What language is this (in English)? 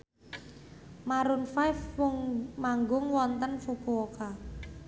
Javanese